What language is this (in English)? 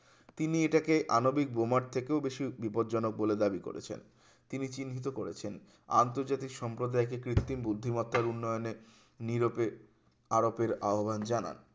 Bangla